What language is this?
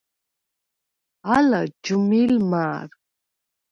Svan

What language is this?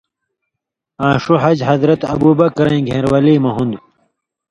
Indus Kohistani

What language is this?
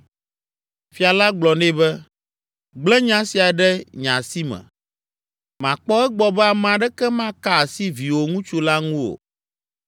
Ewe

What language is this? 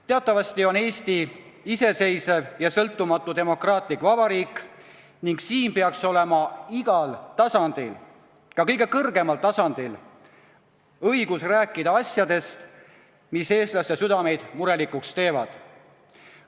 Estonian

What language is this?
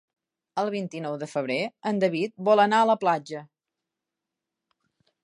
Catalan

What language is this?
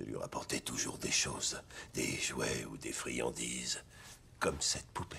French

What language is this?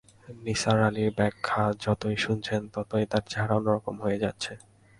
Bangla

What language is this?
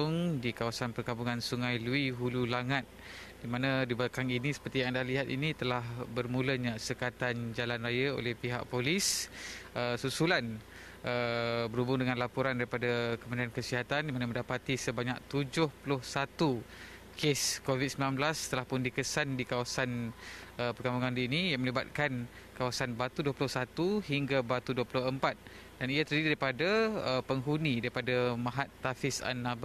Malay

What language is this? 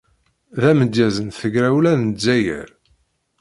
Kabyle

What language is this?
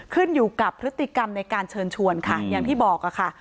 Thai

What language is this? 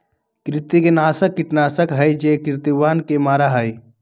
Magahi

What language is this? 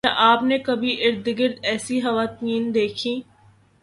Urdu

